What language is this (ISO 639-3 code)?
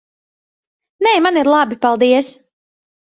lav